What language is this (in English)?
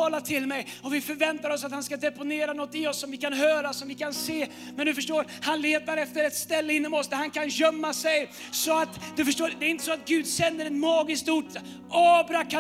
Swedish